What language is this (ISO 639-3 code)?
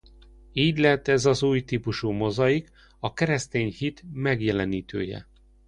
hun